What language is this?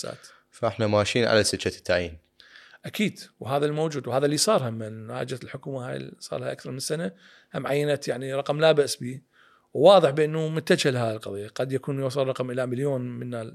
Arabic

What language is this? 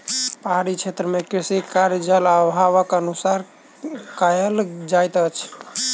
Maithili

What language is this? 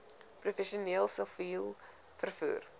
Afrikaans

